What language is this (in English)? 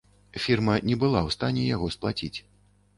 Belarusian